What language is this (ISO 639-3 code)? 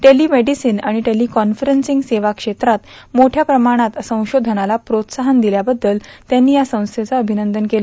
mar